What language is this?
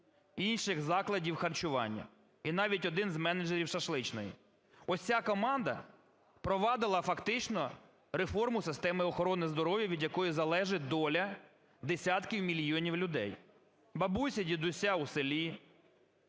Ukrainian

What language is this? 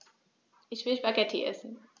German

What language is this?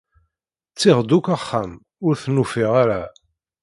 Kabyle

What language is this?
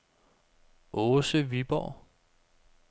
Danish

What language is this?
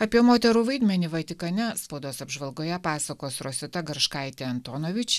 Lithuanian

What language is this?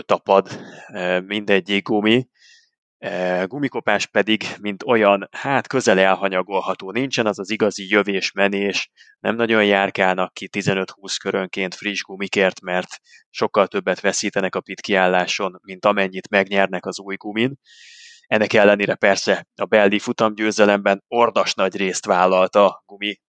Hungarian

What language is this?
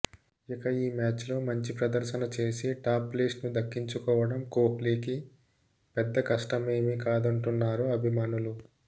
Telugu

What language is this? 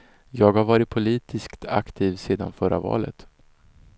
Swedish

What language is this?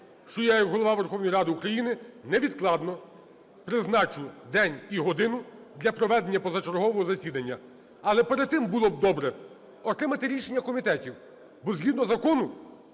Ukrainian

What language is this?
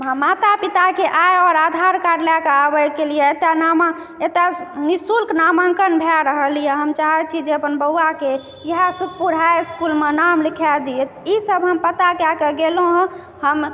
Maithili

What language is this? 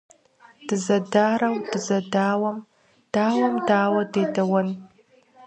Kabardian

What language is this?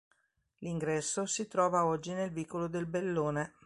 Italian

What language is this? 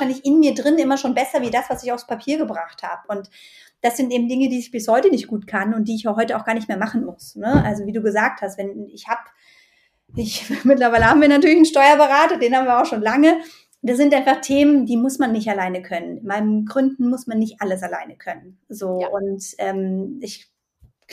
German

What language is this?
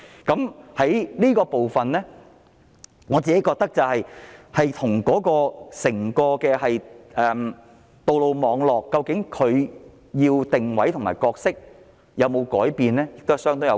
Cantonese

